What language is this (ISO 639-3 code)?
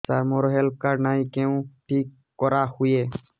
ori